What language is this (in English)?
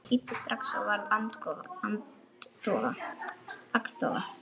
Icelandic